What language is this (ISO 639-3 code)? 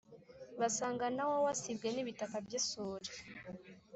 kin